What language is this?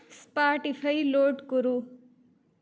Sanskrit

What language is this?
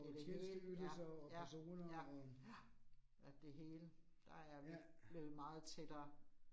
Danish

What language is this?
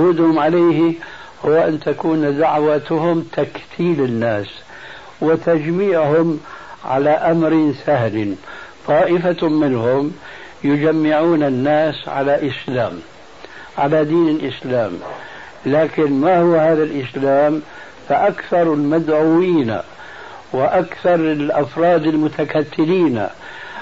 Arabic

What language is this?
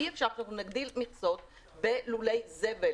Hebrew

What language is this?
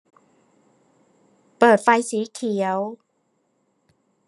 Thai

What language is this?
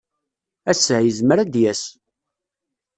Kabyle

